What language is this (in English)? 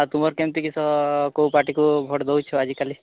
Odia